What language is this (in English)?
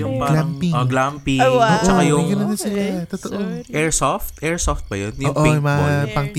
Filipino